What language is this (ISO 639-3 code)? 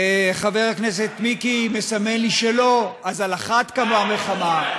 heb